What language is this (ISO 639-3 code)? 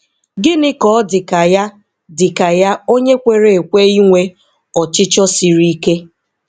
ibo